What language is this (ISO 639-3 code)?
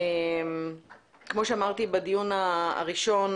heb